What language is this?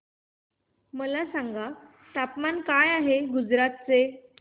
Marathi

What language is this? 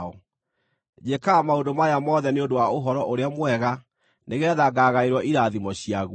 Kikuyu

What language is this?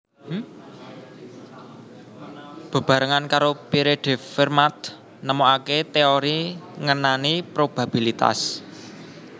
Javanese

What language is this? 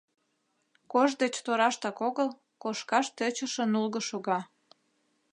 Mari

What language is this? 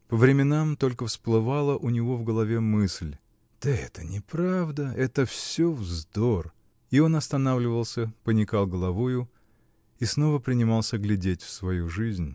Russian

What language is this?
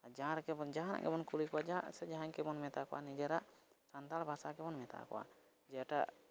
Santali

